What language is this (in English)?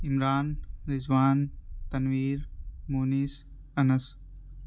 Urdu